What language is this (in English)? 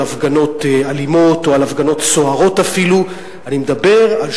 Hebrew